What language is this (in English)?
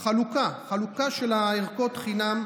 Hebrew